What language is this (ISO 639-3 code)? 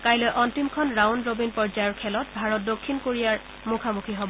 asm